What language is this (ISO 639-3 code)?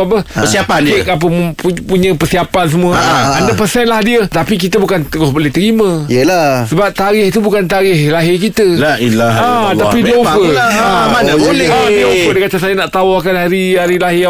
msa